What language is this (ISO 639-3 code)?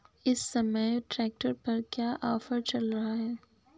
hin